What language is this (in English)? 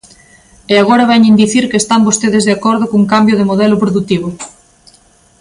Galician